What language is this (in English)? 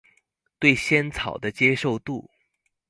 Chinese